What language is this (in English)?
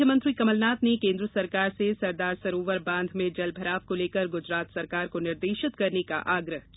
Hindi